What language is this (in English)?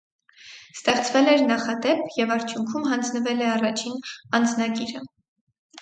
Armenian